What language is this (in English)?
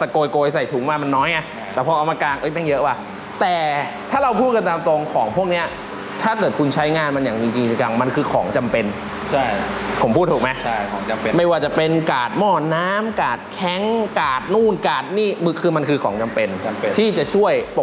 Thai